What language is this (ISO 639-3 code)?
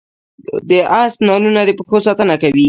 pus